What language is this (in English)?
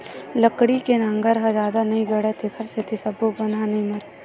Chhattisgarhi